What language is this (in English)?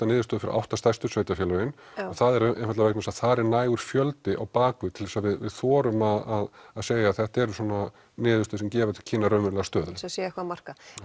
Icelandic